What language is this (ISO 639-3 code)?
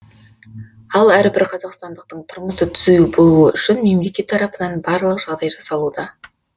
kaz